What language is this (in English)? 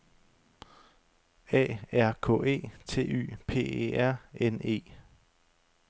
Danish